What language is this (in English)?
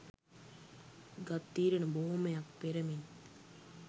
Sinhala